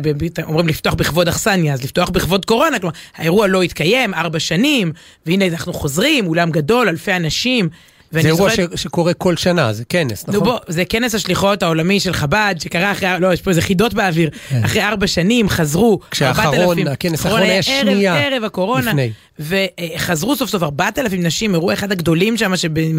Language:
Hebrew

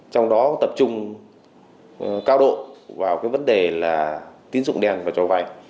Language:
Vietnamese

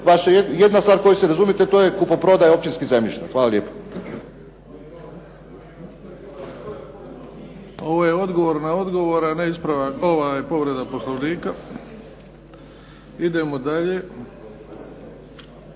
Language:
Croatian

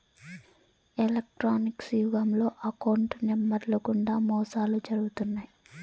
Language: Telugu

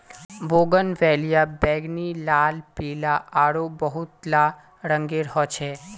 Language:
Magahi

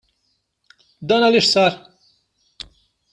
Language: Maltese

